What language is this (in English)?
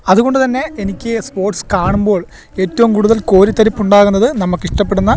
Malayalam